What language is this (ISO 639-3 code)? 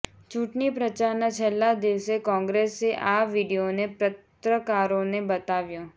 guj